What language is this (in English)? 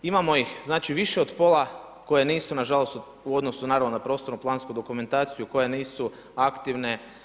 Croatian